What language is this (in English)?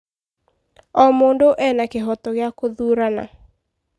Kikuyu